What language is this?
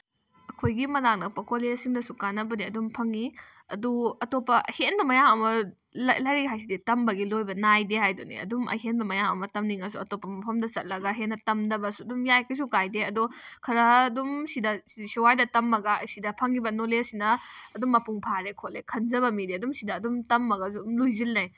Manipuri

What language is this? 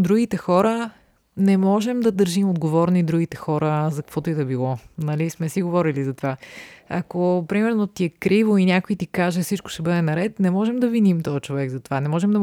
Bulgarian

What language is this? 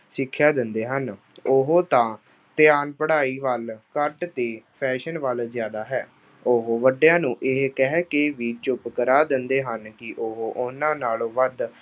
Punjabi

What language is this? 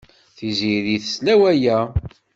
Kabyle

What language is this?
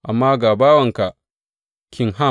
Hausa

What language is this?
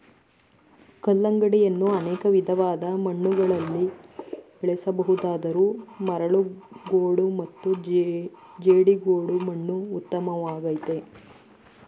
Kannada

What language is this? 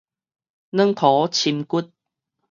Min Nan Chinese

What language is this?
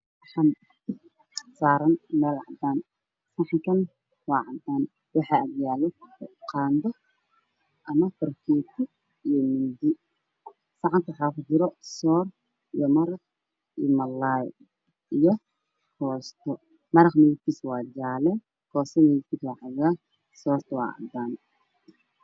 Somali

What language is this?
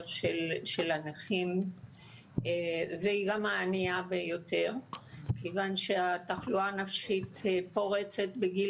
Hebrew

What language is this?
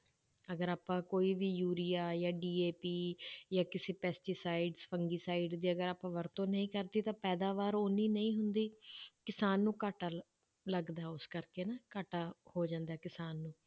Punjabi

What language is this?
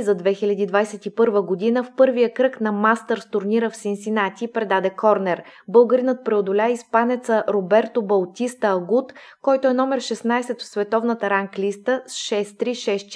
Bulgarian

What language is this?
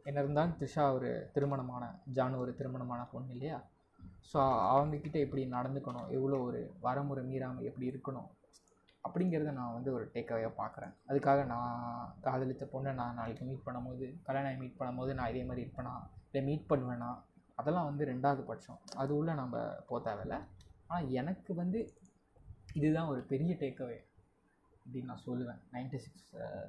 Tamil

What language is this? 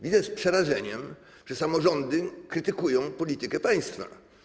Polish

